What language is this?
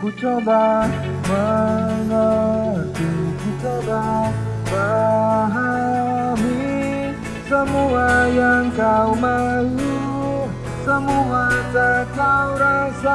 Indonesian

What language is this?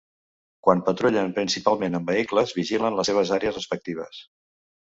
Catalan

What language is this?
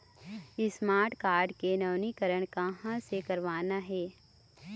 Chhattisgarhi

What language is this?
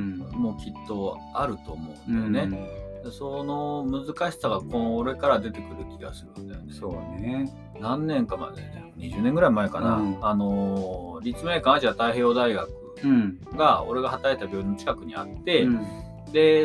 Japanese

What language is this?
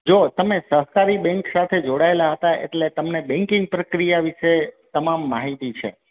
Gujarati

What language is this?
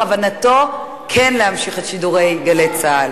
Hebrew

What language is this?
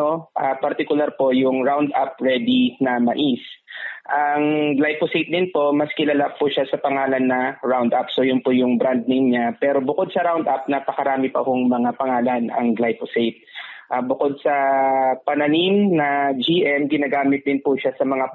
Filipino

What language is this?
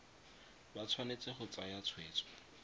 Tswana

